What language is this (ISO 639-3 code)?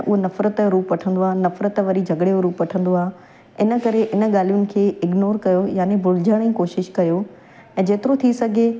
snd